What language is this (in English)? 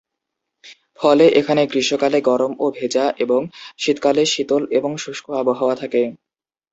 Bangla